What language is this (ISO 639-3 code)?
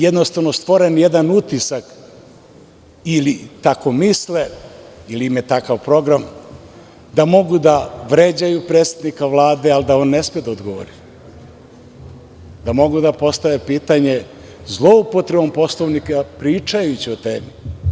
srp